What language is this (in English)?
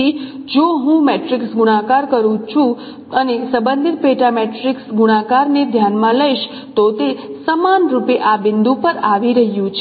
Gujarati